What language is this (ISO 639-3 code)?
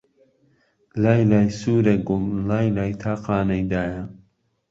ckb